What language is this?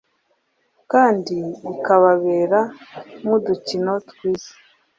Kinyarwanda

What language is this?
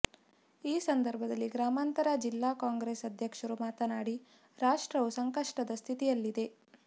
Kannada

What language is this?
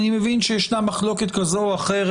Hebrew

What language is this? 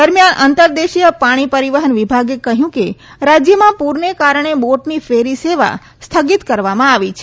Gujarati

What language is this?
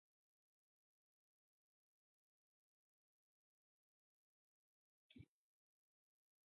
Urdu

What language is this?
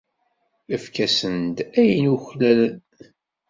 Kabyle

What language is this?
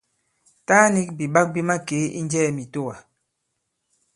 Bankon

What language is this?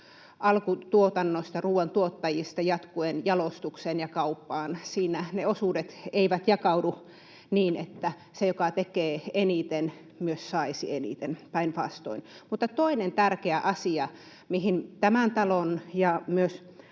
Finnish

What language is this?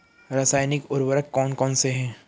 Hindi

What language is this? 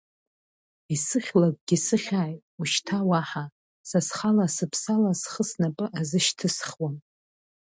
Abkhazian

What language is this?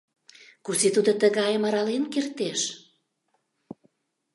Mari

